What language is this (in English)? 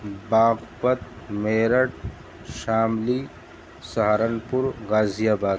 Urdu